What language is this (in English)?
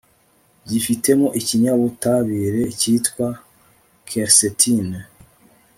Kinyarwanda